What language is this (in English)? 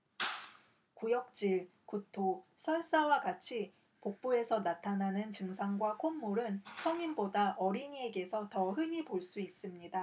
Korean